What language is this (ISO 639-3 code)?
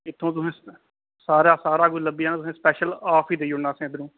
doi